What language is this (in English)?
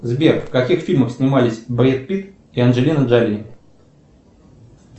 Russian